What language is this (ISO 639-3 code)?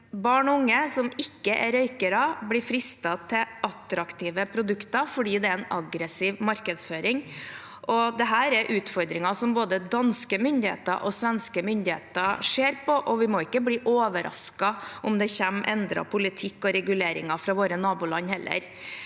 nor